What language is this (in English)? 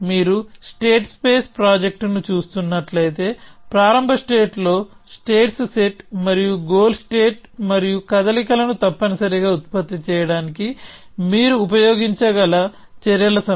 Telugu